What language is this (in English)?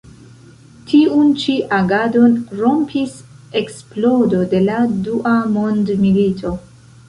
Esperanto